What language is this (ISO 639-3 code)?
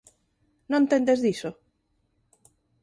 glg